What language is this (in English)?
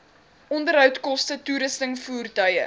Afrikaans